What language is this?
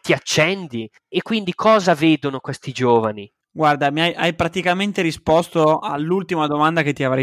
Italian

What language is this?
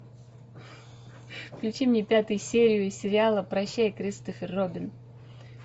Russian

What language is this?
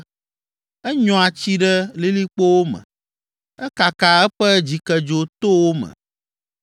Ewe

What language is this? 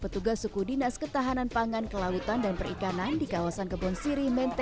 Indonesian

